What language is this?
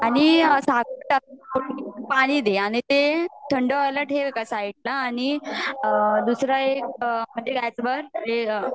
Marathi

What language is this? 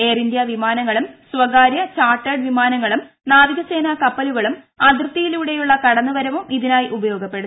Malayalam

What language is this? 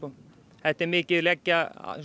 Icelandic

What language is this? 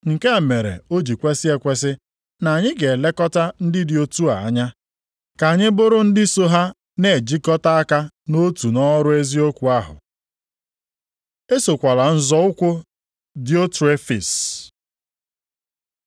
Igbo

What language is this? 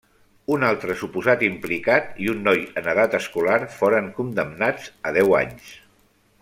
Catalan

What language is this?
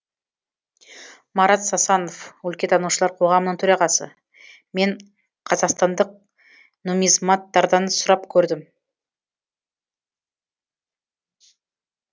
Kazakh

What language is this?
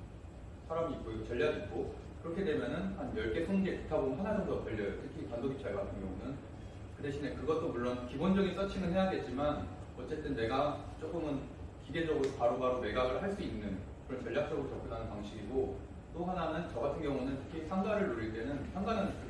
Korean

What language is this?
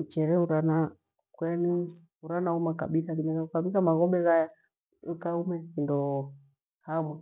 Gweno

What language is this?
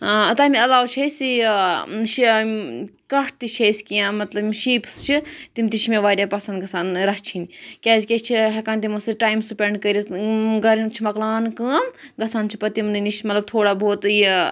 Kashmiri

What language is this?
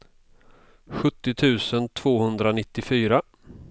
Swedish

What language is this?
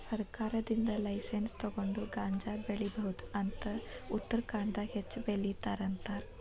Kannada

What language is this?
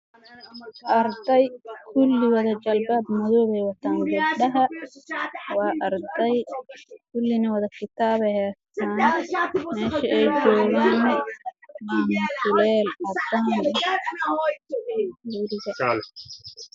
Somali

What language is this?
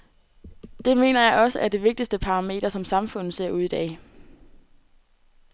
Danish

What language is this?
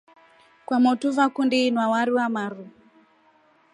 Rombo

